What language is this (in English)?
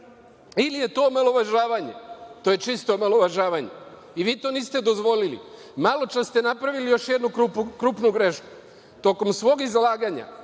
Serbian